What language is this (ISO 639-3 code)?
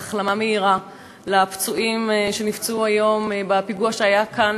heb